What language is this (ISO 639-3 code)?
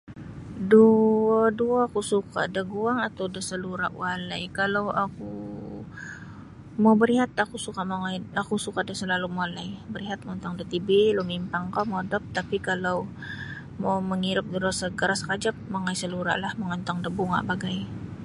bsy